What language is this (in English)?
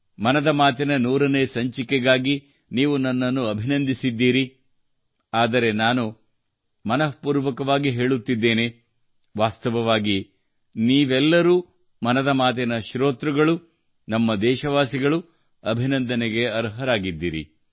Kannada